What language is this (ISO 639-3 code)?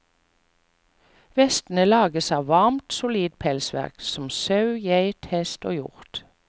nor